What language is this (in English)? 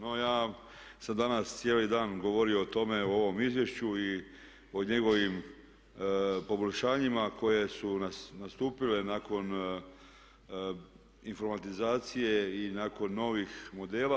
Croatian